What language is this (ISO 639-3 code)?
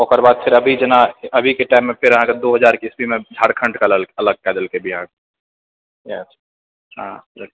mai